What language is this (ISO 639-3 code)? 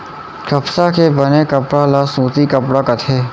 hne